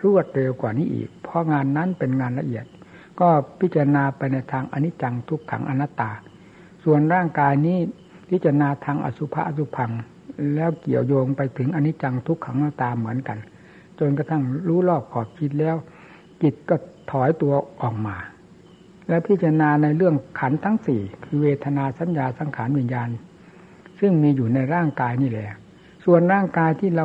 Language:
Thai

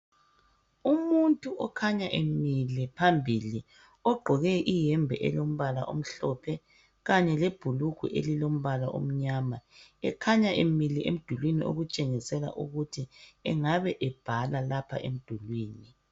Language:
North Ndebele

